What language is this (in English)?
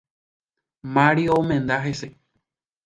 Guarani